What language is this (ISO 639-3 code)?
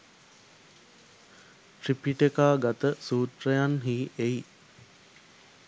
sin